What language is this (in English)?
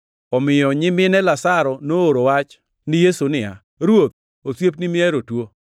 Luo (Kenya and Tanzania)